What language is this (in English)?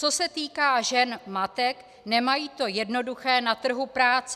Czech